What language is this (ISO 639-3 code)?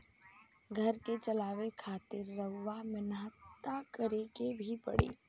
bho